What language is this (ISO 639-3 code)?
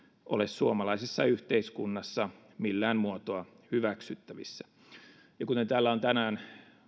fin